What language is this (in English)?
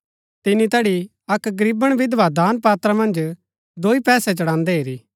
Gaddi